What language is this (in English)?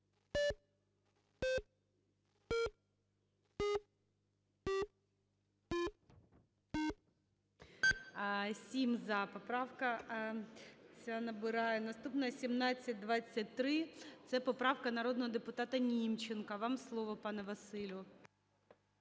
Ukrainian